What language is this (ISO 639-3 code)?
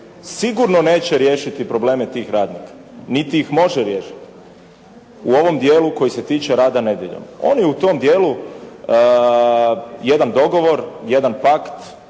hrv